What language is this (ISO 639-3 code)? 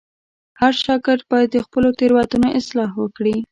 pus